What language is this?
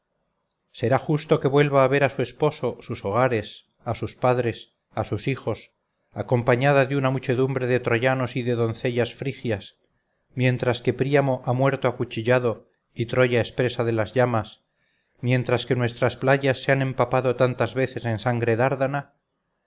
Spanish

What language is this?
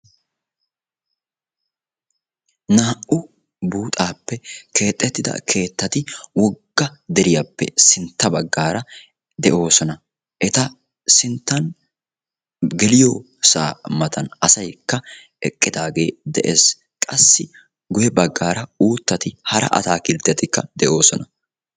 Wolaytta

